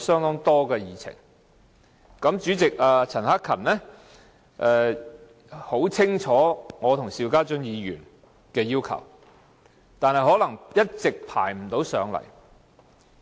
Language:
Cantonese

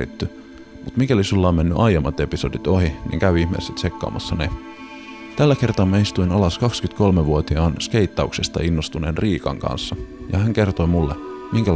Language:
Finnish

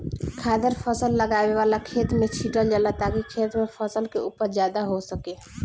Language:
Bhojpuri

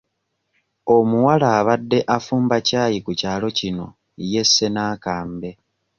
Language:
Ganda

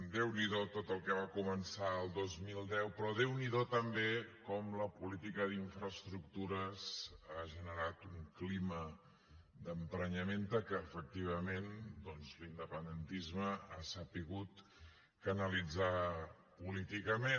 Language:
Catalan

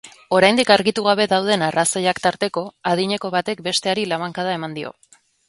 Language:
Basque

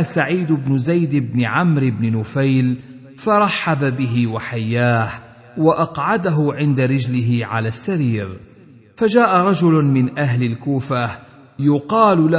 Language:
Arabic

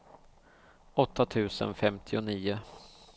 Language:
Swedish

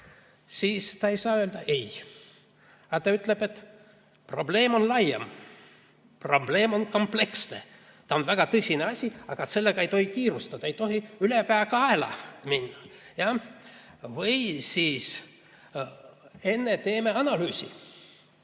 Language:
Estonian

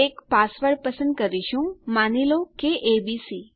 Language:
Gujarati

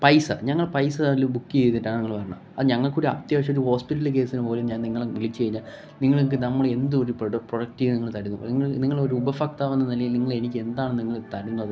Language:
Malayalam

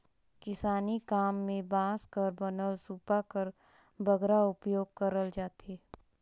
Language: Chhattisgarhi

